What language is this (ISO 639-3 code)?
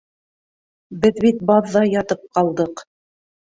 bak